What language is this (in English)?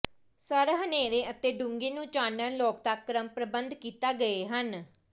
Punjabi